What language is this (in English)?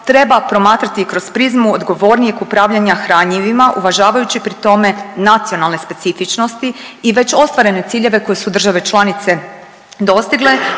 Croatian